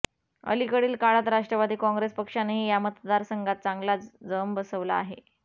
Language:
Marathi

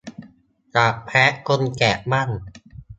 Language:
Thai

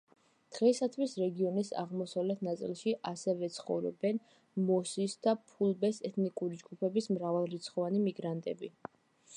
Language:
Georgian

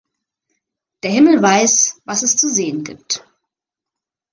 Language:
German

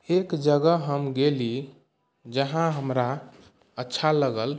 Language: Maithili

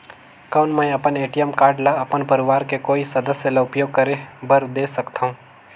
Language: Chhattisgarhi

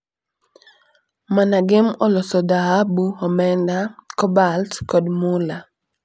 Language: Luo (Kenya and Tanzania)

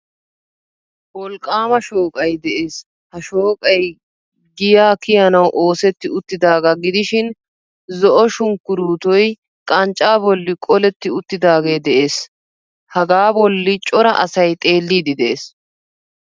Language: Wolaytta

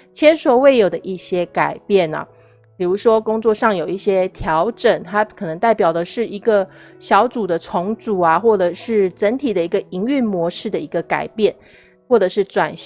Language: Chinese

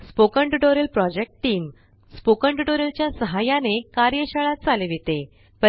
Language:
Marathi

